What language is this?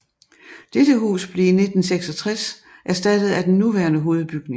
Danish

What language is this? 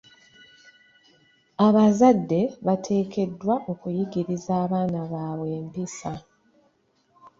Ganda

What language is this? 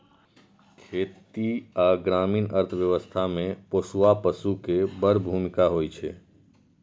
Maithili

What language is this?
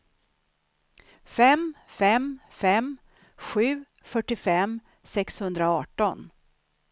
Swedish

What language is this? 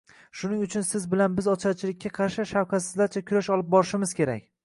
Uzbek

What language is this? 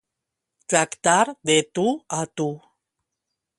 Catalan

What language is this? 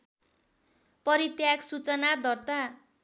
Nepali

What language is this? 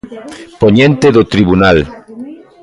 Galician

